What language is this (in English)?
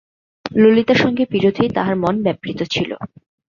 Bangla